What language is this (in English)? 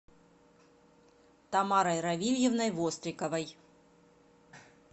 Russian